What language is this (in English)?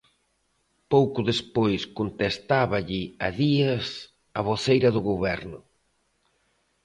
Galician